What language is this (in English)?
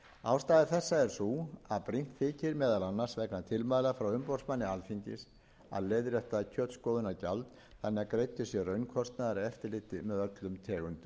Icelandic